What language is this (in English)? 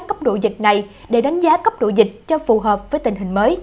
Vietnamese